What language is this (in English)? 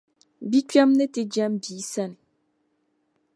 Dagbani